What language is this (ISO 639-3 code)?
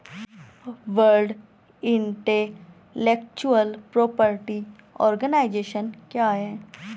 hin